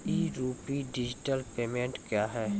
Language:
Maithili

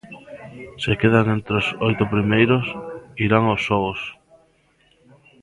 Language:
Galician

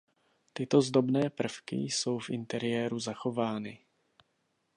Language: Czech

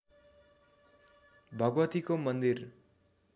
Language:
Nepali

